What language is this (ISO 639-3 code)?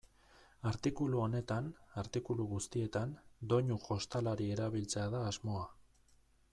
eus